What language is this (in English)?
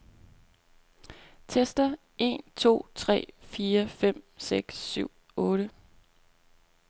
Danish